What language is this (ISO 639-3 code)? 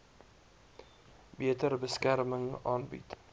afr